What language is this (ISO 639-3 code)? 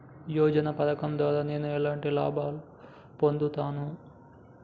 tel